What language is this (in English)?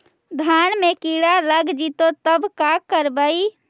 Magahi